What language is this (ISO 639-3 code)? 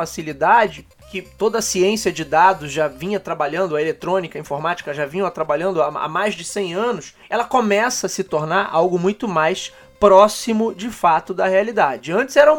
por